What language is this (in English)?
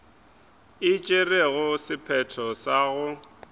Northern Sotho